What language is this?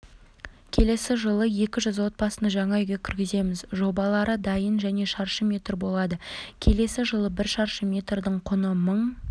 Kazakh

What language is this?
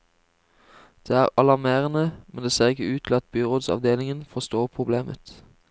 Norwegian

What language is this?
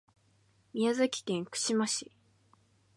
Japanese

